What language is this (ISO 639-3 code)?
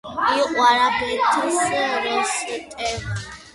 kat